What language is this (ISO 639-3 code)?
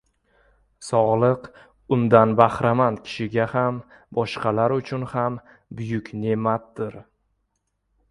uzb